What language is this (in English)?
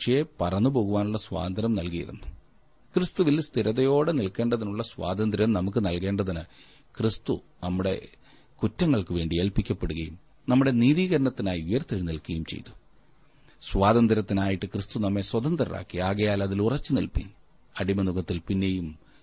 Malayalam